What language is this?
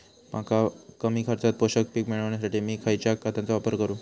Marathi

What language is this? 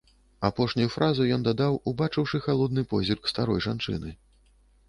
Belarusian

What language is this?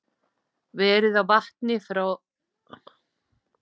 Icelandic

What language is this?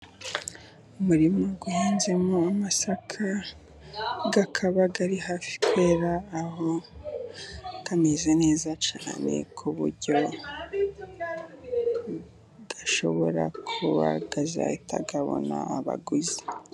Kinyarwanda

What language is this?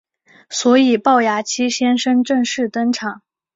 Chinese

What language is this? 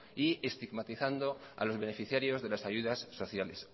Spanish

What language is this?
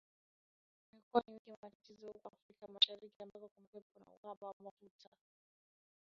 Swahili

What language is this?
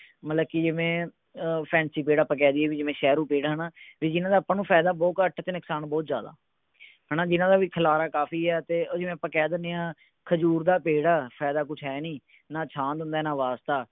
Punjabi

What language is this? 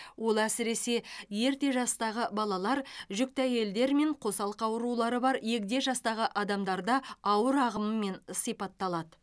Kazakh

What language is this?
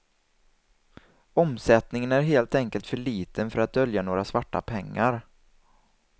Swedish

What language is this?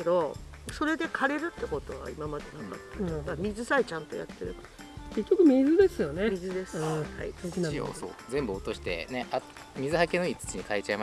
Japanese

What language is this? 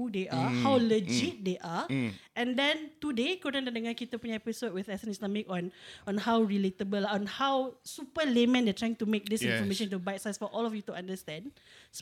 Malay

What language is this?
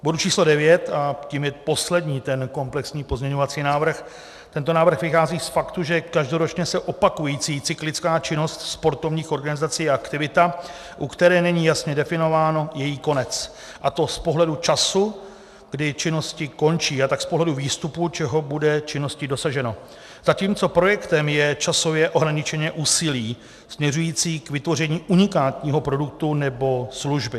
Czech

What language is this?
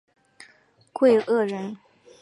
Chinese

